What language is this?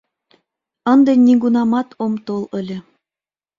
Mari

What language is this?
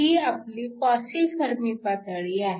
Marathi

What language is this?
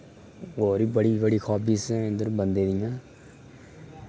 Dogri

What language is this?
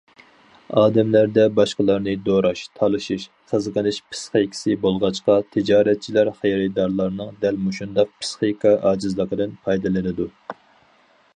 Uyghur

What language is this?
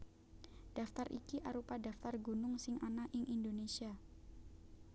Javanese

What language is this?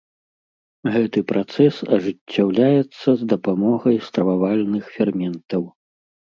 Belarusian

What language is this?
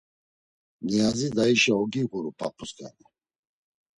Laz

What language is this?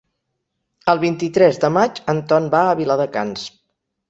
Catalan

